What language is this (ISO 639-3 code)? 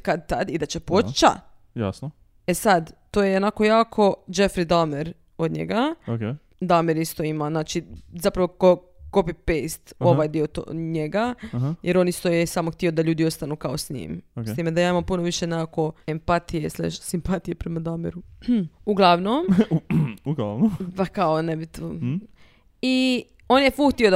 hrv